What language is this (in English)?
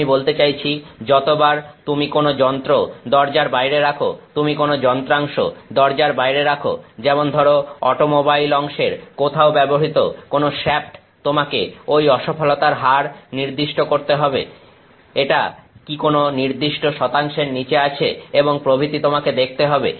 Bangla